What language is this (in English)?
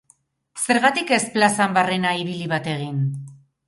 Basque